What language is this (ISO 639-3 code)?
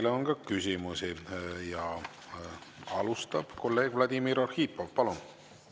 est